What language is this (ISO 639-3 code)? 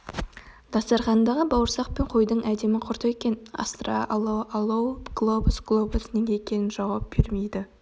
kaz